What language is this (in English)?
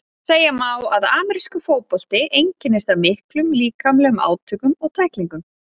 Icelandic